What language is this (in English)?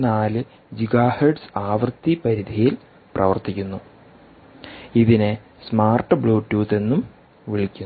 Malayalam